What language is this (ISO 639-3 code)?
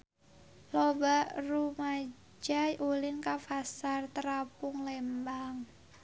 sun